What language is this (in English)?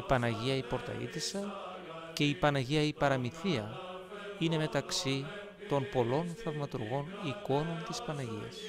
Greek